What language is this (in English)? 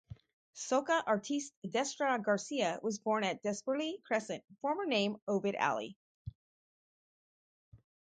English